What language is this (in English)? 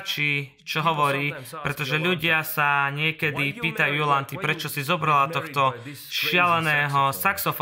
Slovak